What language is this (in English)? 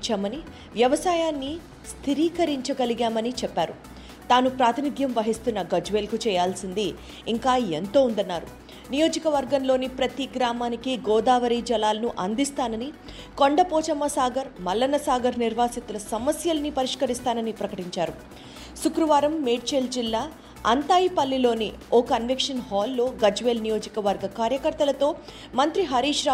Telugu